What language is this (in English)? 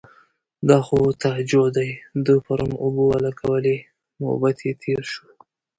Pashto